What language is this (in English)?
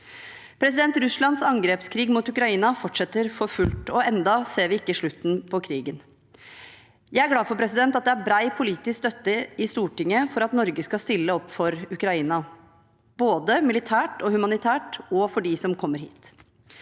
Norwegian